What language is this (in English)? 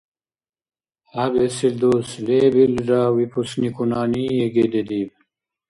Dargwa